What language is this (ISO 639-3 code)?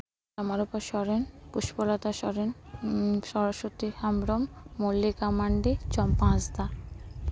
sat